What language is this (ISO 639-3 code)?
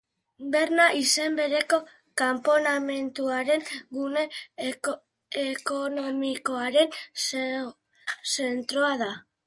eus